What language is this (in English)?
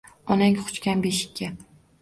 Uzbek